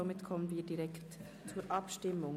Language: Swiss German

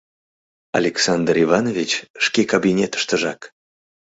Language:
Mari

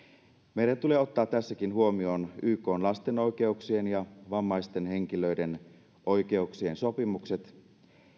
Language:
Finnish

